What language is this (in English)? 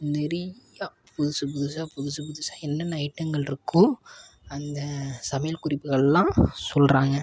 Tamil